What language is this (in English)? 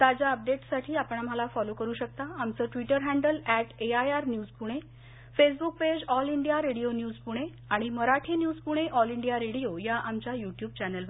Marathi